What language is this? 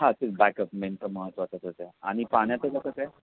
Marathi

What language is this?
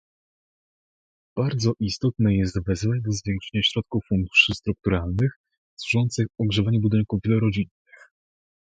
Polish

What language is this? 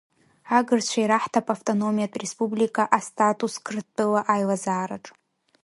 Abkhazian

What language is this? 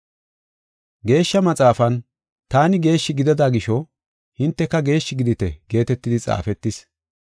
Gofa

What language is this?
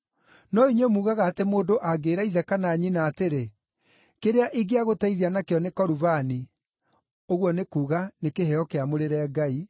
Kikuyu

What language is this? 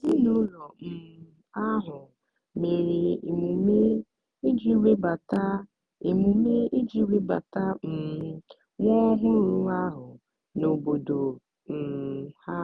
Igbo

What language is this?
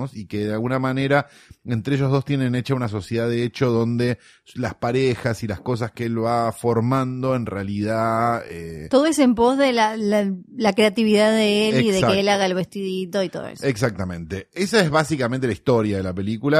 Spanish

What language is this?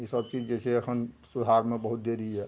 Maithili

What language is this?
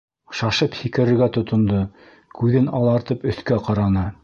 Bashkir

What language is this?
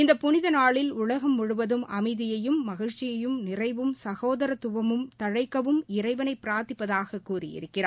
Tamil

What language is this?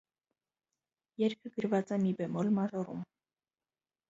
Armenian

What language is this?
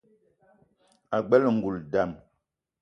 Eton (Cameroon)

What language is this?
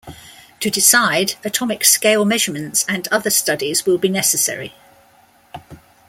English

